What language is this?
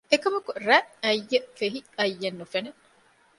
Divehi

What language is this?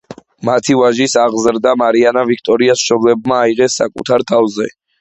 Georgian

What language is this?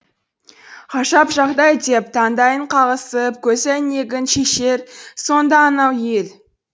Kazakh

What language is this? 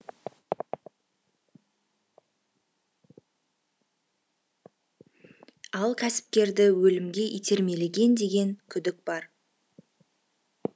Kazakh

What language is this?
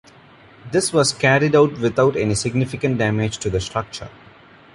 English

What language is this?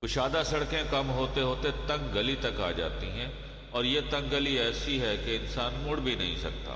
Urdu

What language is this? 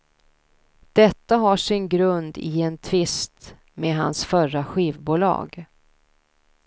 Swedish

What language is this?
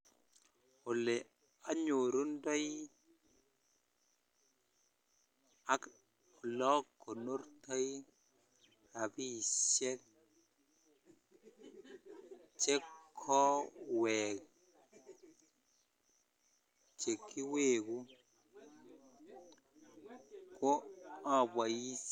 Kalenjin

